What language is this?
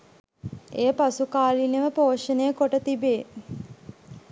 Sinhala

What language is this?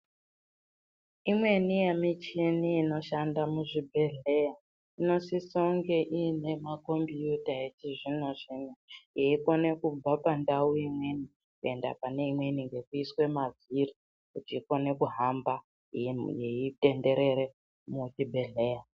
Ndau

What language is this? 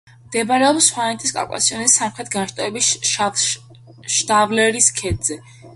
Georgian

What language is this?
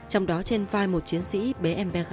Vietnamese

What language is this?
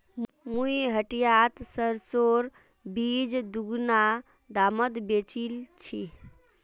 Magahi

